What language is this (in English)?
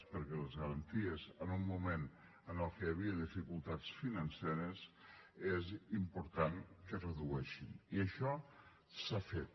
Catalan